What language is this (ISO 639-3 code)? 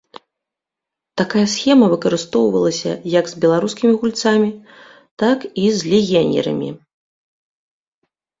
bel